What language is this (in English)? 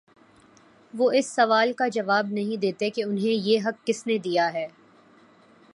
Urdu